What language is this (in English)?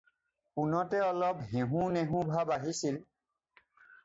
Assamese